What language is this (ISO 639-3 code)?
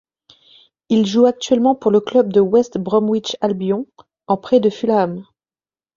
fra